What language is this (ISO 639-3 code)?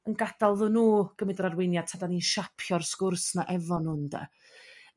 cym